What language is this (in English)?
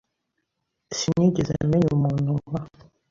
Kinyarwanda